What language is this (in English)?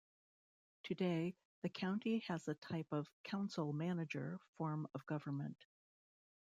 English